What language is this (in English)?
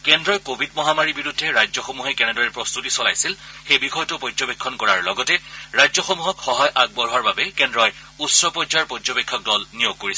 Assamese